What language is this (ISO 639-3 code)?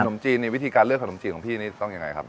tha